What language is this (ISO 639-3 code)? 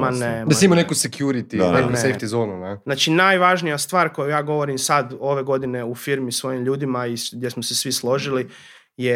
hrv